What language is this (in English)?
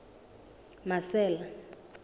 Southern Sotho